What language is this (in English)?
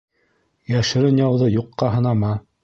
Bashkir